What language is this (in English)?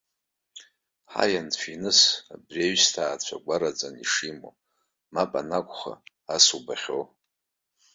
Abkhazian